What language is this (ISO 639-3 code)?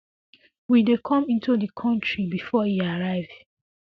pcm